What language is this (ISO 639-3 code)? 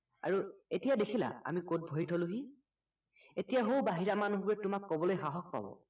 asm